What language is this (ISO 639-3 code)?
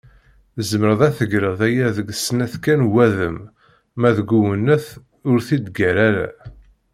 kab